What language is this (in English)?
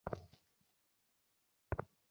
Bangla